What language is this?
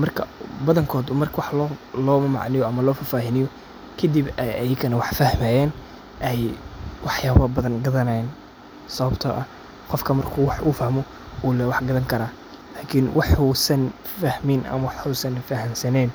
Somali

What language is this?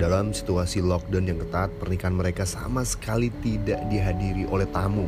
Indonesian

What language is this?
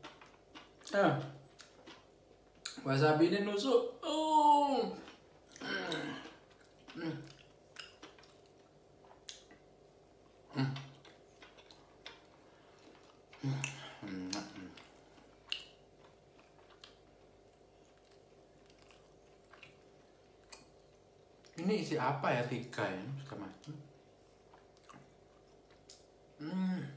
Indonesian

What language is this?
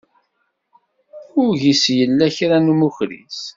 Kabyle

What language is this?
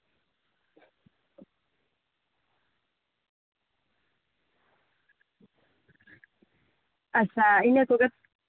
Santali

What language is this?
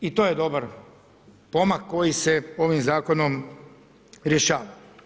Croatian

